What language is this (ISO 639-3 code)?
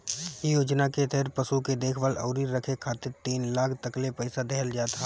bho